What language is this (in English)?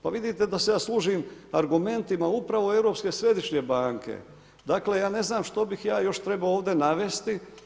Croatian